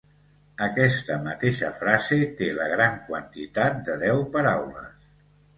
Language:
Catalan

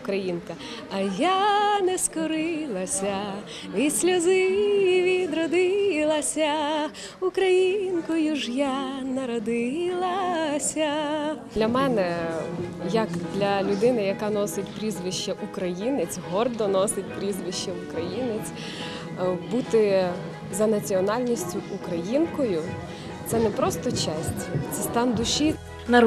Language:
Ukrainian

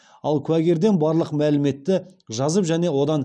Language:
Kazakh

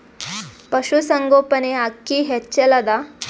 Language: Kannada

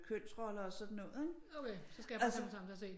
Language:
Danish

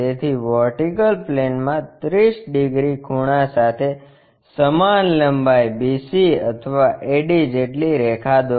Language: Gujarati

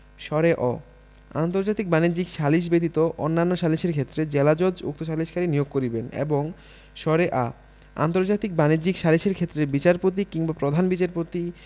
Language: Bangla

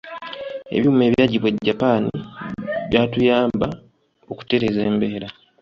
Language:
Ganda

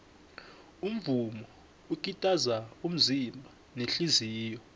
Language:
South Ndebele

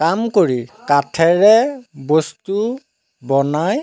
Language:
Assamese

